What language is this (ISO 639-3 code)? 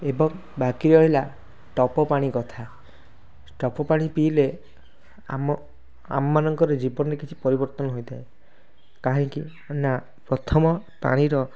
ori